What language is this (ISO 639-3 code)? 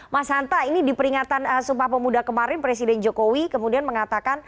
ind